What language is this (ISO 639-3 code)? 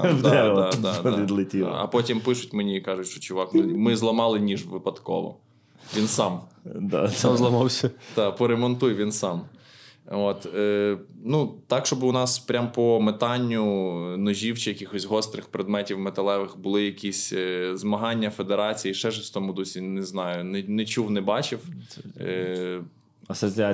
ukr